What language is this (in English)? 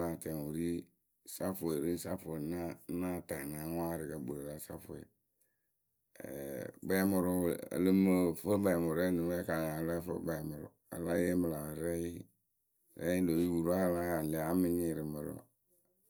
Akebu